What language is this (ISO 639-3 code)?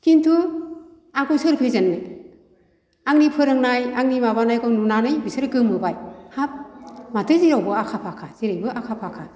brx